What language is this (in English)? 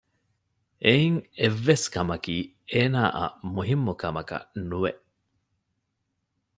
Divehi